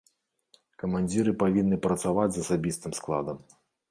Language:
Belarusian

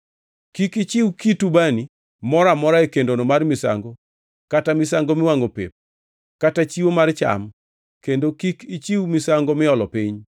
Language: Luo (Kenya and Tanzania)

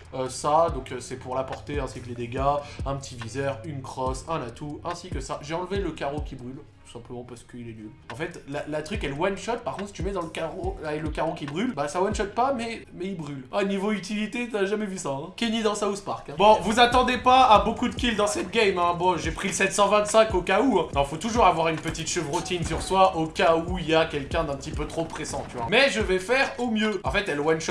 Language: French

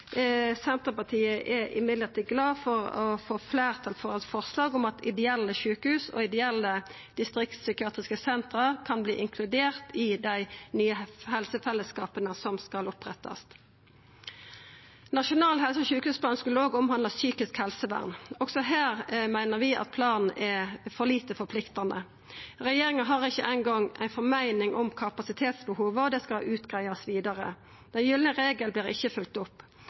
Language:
Norwegian Nynorsk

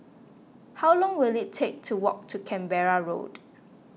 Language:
English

